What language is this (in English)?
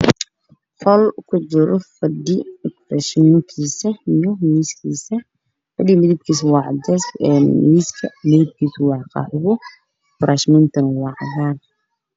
Somali